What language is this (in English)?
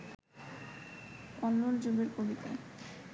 Bangla